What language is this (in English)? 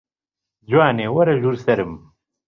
Central Kurdish